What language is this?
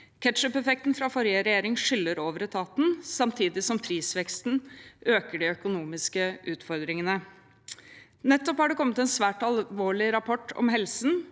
Norwegian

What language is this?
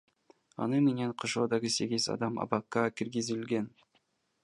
Kyrgyz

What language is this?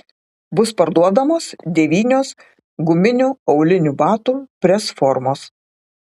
Lithuanian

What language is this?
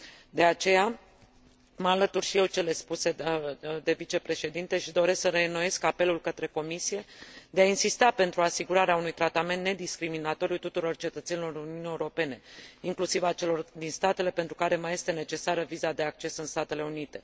Romanian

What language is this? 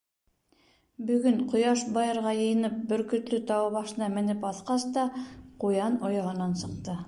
Bashkir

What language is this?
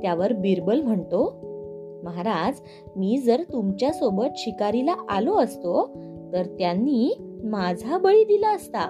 Marathi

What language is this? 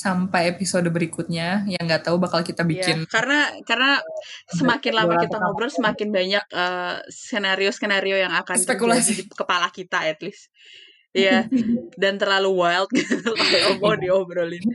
Indonesian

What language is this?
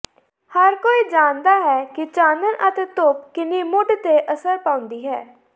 Punjabi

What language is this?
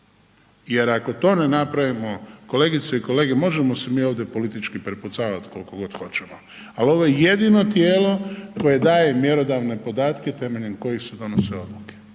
Croatian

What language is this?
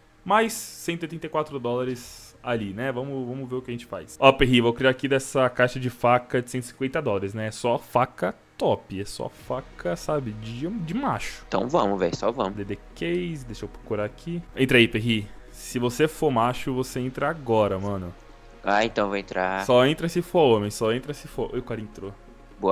Portuguese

